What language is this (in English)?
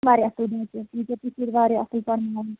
Kashmiri